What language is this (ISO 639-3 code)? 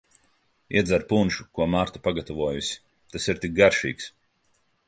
lav